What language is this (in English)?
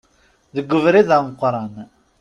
Kabyle